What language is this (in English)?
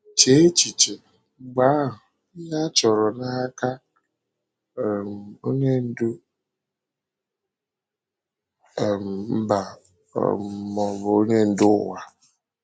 Igbo